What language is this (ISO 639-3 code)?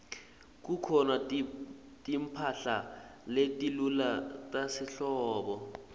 ssw